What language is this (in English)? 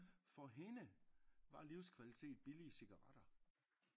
Danish